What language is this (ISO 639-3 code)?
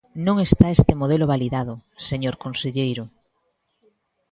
glg